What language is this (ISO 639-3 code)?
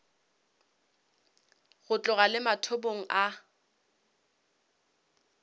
nso